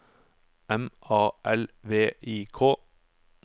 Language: Norwegian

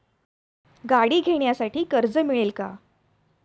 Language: Marathi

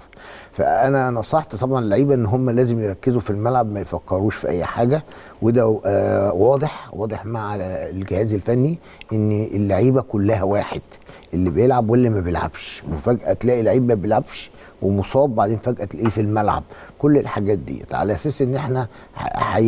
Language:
Arabic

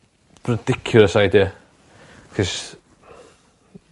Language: Welsh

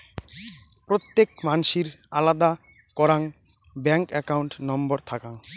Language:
Bangla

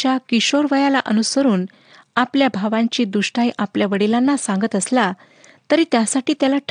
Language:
Marathi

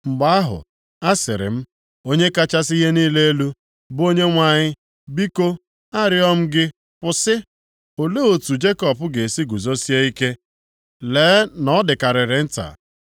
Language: Igbo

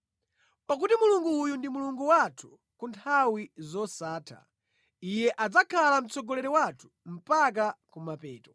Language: Nyanja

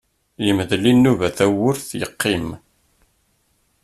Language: Kabyle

